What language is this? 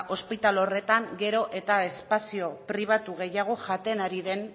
Basque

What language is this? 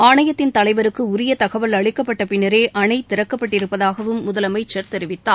Tamil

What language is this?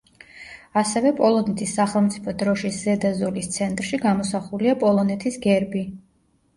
Georgian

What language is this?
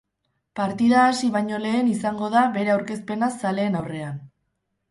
Basque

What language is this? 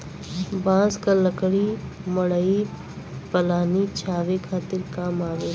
Bhojpuri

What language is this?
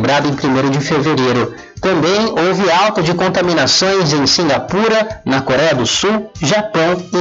Portuguese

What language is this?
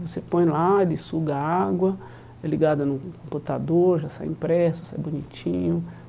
Portuguese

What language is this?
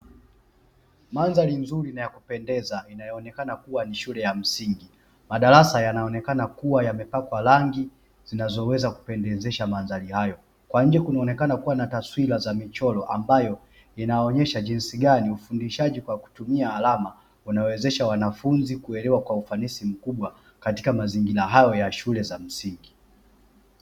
Swahili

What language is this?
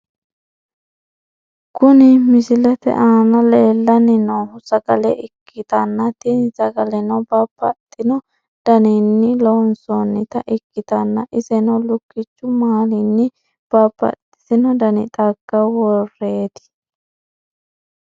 Sidamo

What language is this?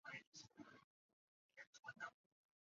Chinese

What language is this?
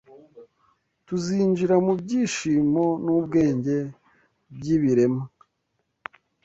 Kinyarwanda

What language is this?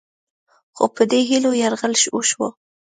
Pashto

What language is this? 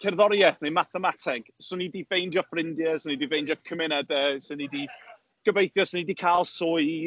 Welsh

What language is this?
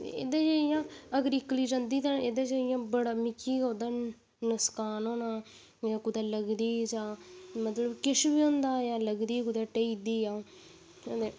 Dogri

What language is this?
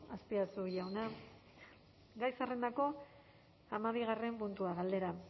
Basque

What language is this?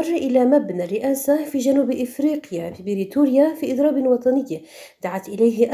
Arabic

